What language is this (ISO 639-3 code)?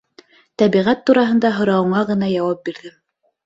bak